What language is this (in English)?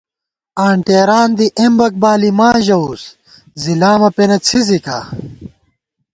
Gawar-Bati